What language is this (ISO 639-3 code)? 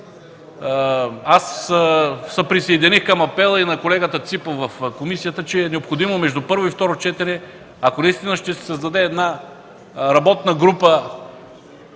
bul